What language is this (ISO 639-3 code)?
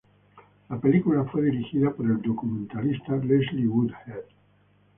spa